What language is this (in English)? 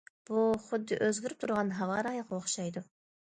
Uyghur